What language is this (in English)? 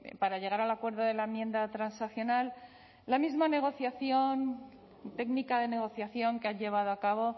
Spanish